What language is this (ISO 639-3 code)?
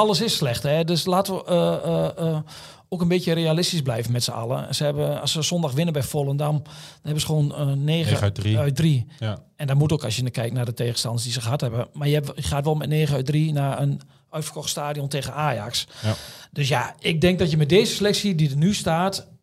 nld